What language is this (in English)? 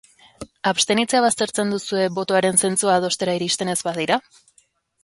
Basque